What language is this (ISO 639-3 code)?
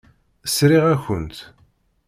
kab